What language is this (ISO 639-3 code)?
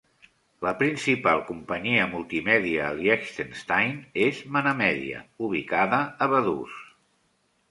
cat